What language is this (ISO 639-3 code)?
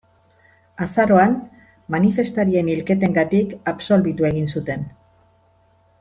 eus